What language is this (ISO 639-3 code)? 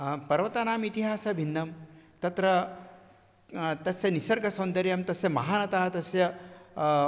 san